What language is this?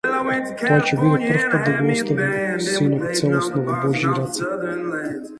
Macedonian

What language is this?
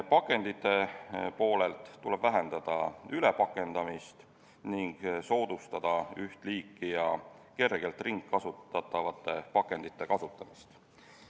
Estonian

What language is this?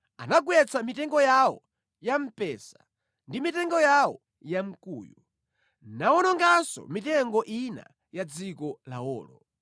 Nyanja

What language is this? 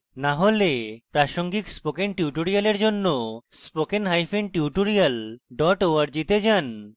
Bangla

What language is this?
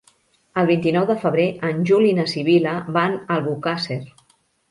Catalan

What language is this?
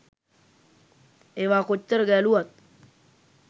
Sinhala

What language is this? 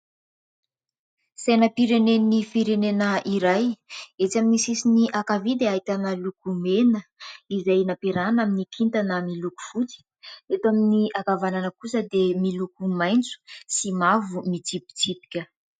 Malagasy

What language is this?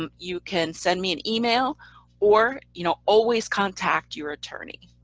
English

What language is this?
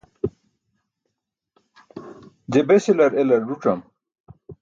Burushaski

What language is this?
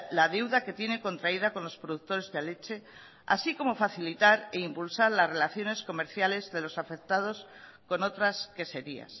Spanish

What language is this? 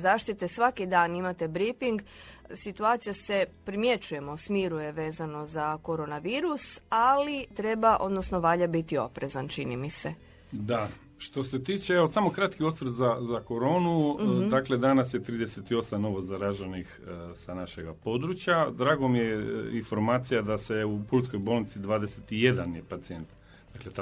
Croatian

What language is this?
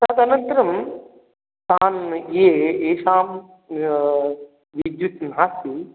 Sanskrit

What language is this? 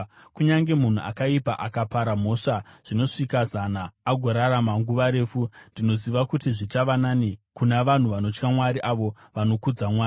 Shona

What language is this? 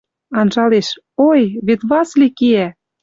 Western Mari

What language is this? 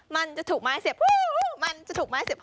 Thai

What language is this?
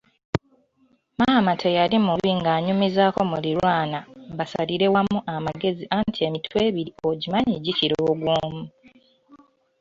Ganda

